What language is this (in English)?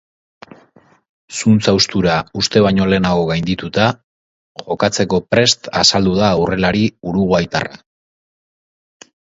Basque